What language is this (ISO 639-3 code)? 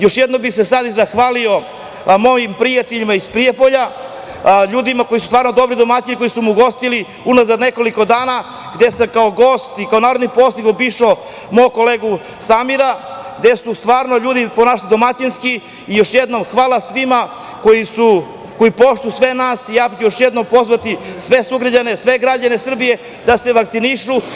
srp